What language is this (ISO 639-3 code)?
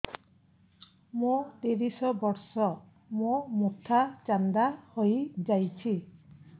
ori